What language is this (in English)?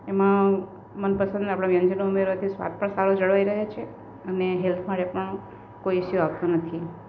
Gujarati